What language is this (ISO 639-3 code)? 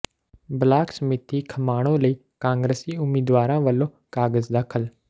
pan